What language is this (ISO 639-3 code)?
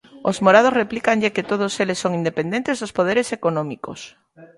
glg